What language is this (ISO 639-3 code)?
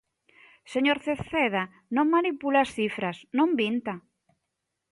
glg